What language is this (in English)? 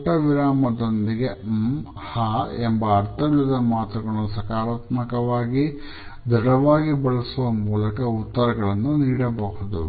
Kannada